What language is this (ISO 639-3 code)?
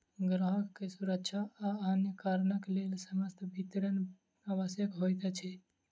mai